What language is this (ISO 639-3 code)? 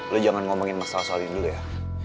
ind